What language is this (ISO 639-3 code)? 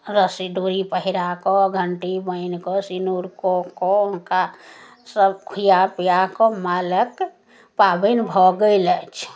mai